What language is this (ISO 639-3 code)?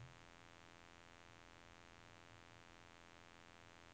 nor